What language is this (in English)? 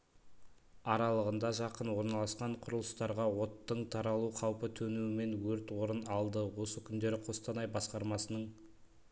Kazakh